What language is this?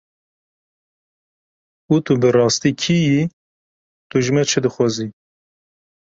Kurdish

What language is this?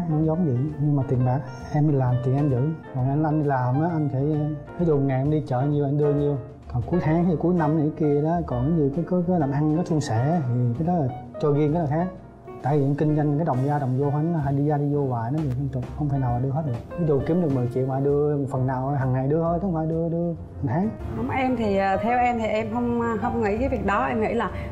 Vietnamese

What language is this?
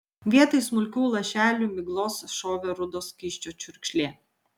Lithuanian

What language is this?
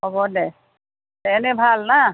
Assamese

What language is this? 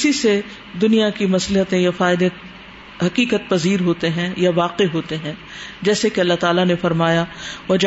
Urdu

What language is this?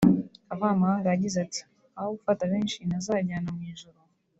Kinyarwanda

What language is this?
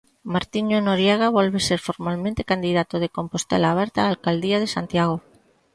Galician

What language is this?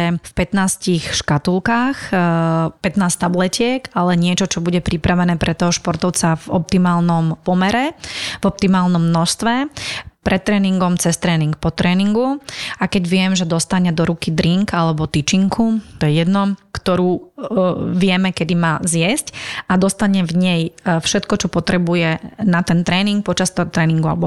Slovak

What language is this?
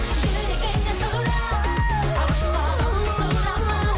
Kazakh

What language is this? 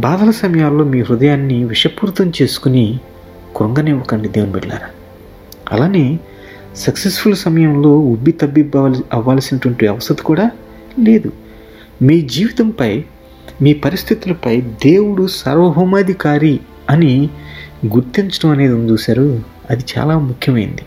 Telugu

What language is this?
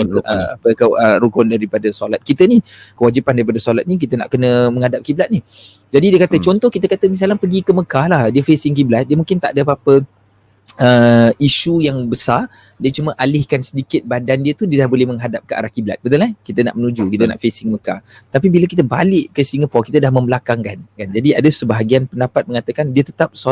Malay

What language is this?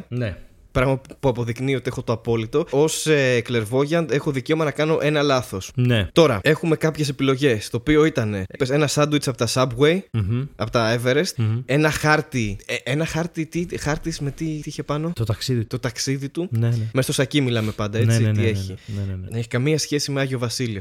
Greek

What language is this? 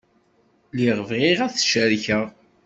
Kabyle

